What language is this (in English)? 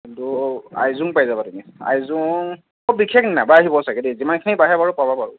Assamese